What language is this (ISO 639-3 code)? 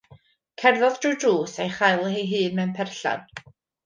cym